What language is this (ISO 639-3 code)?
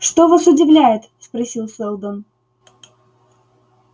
rus